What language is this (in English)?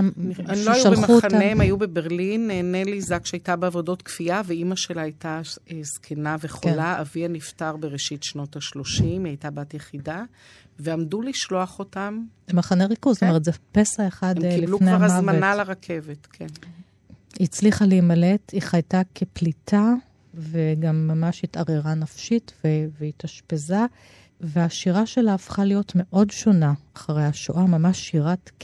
Hebrew